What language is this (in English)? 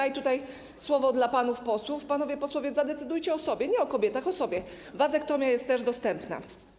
Polish